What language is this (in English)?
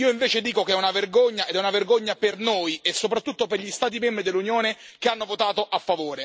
Italian